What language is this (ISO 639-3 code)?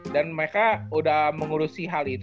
ind